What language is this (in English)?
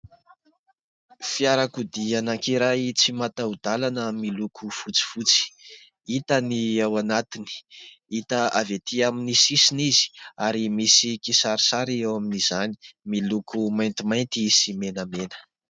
Malagasy